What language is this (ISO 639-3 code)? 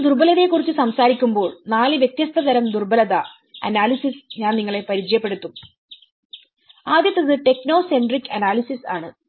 mal